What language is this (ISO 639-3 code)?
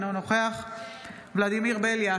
heb